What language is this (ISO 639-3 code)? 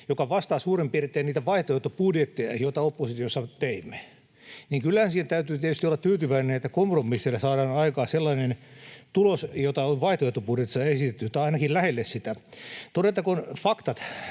fin